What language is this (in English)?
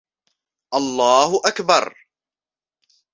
Arabic